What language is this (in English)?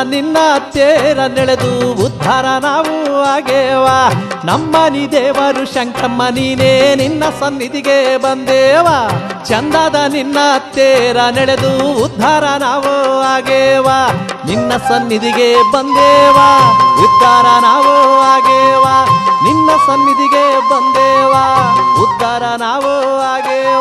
Kannada